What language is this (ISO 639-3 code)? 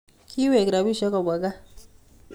kln